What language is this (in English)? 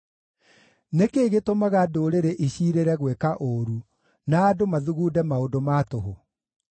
Kikuyu